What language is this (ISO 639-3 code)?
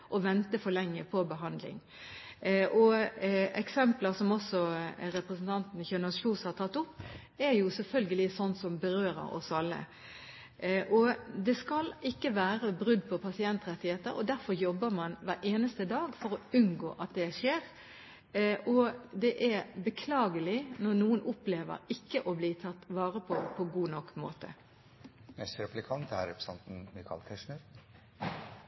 nob